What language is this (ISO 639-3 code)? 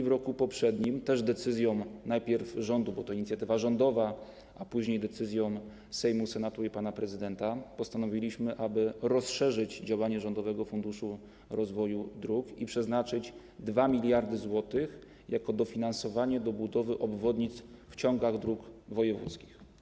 pol